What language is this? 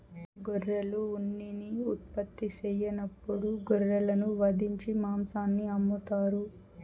Telugu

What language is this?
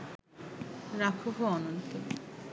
Bangla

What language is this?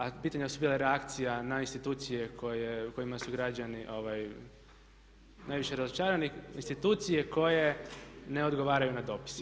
Croatian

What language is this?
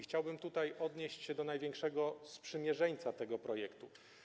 Polish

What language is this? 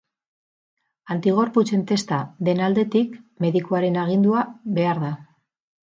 Basque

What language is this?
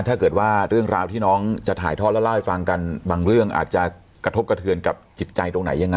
Thai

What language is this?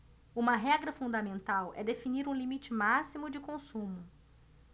Portuguese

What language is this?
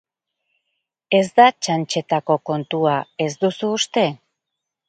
Basque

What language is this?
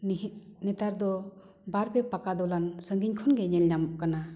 Santali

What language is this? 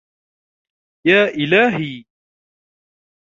Arabic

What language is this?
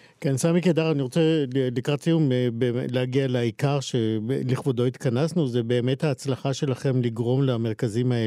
Hebrew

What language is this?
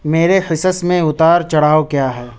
Urdu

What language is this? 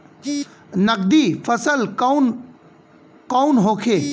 Bhojpuri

